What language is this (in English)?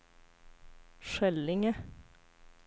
Swedish